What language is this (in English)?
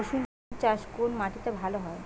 Bangla